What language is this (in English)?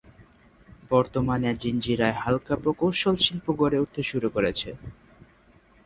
Bangla